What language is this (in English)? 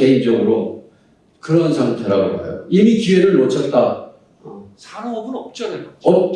Korean